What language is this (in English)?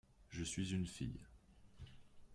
French